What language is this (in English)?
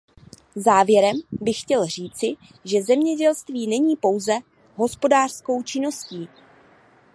Czech